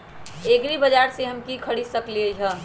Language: Magahi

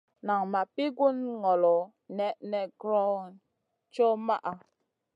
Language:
Masana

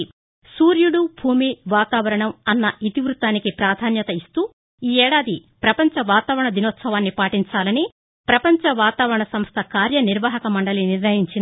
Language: Telugu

